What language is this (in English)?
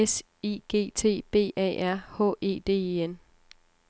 Danish